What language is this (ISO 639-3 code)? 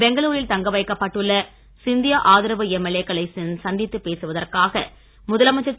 tam